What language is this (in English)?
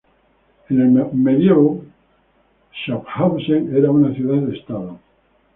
Spanish